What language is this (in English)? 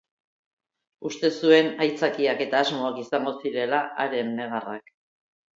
Basque